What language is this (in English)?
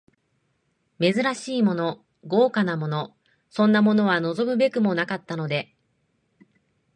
Japanese